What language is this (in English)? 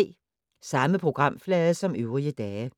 Danish